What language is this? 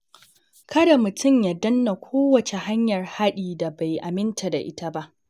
Hausa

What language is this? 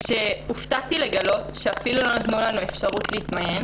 Hebrew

